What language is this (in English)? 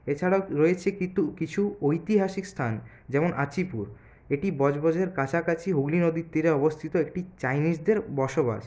Bangla